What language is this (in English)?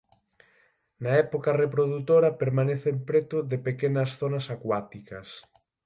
Galician